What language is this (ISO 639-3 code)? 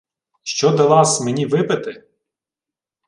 ukr